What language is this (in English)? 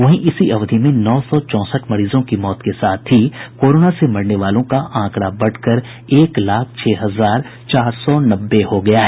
Hindi